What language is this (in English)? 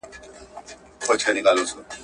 Pashto